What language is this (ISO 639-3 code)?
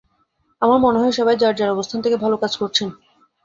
ben